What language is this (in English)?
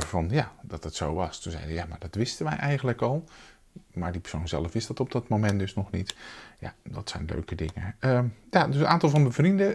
Dutch